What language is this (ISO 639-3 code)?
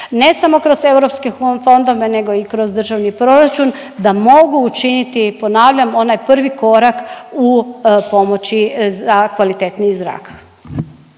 hrv